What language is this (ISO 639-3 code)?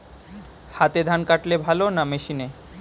ben